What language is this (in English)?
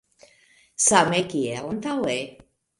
Esperanto